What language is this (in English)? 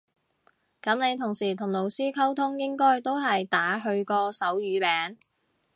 Cantonese